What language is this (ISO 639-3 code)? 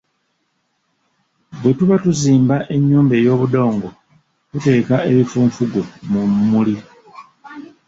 lug